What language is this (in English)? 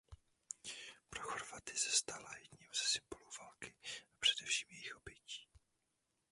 Czech